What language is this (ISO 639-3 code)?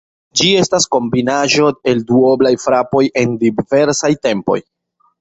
epo